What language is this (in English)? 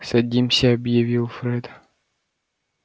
Russian